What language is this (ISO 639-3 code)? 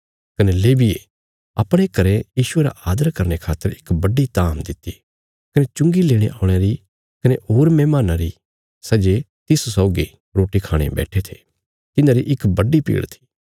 kfs